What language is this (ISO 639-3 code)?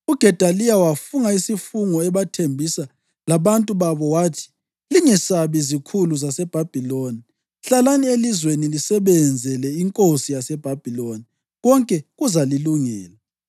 nde